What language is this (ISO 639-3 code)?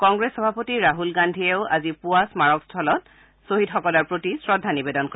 asm